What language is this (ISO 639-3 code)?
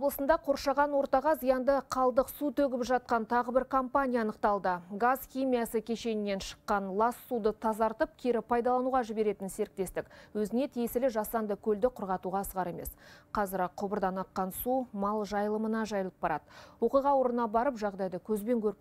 rus